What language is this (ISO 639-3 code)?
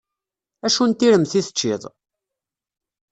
kab